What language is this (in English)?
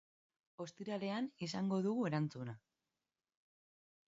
Basque